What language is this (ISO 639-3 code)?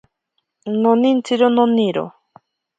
prq